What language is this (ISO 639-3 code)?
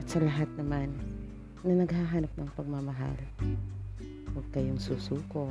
fil